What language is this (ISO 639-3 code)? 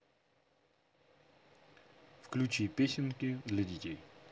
rus